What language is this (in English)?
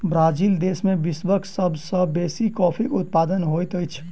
Maithili